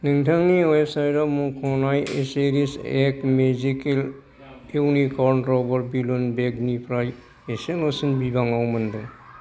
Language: Bodo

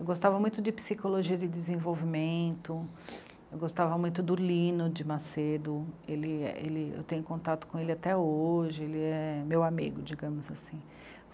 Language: Portuguese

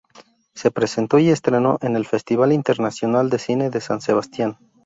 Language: Spanish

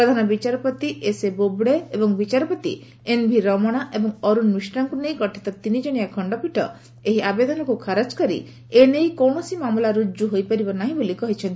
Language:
Odia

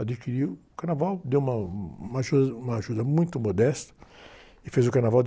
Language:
Portuguese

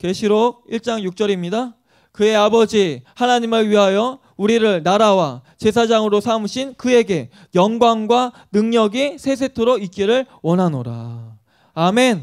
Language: Korean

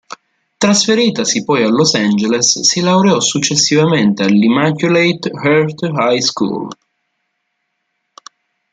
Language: Italian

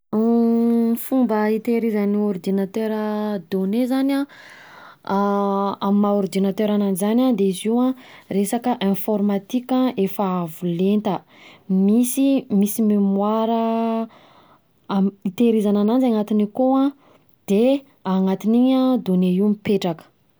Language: Southern Betsimisaraka Malagasy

